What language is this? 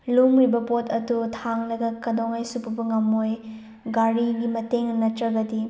Manipuri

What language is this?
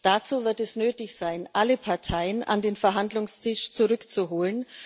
German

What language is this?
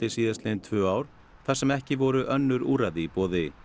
Icelandic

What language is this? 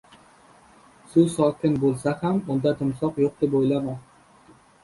Uzbek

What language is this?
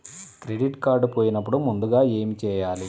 Telugu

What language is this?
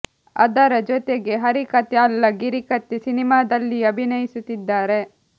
Kannada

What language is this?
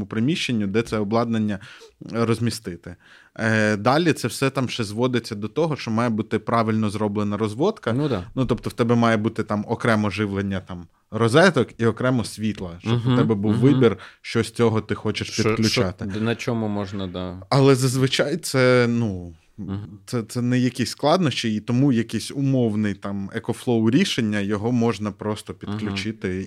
Ukrainian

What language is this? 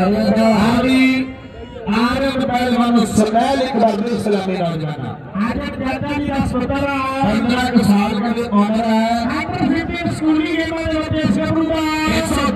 Punjabi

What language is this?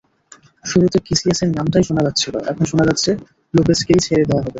Bangla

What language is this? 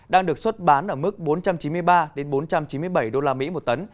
Vietnamese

